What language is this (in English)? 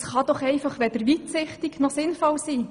Swiss German